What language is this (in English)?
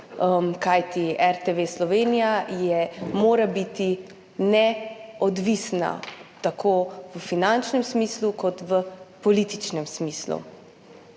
Slovenian